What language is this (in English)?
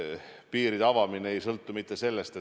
Estonian